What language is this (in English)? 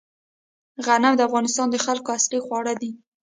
Pashto